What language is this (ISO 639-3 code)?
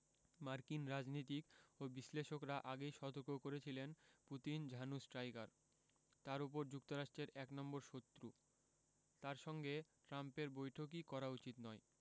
ben